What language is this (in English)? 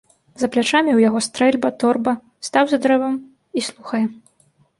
Belarusian